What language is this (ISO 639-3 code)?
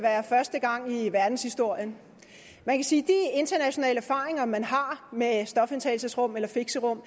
dan